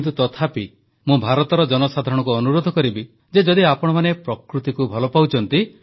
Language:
Odia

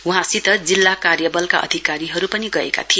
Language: Nepali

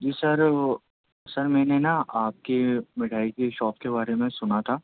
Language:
Urdu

